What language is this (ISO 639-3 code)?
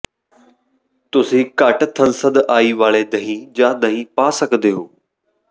pan